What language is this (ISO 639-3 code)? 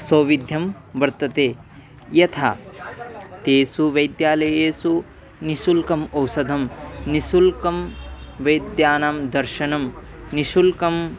san